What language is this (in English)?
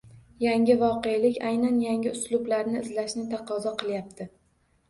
Uzbek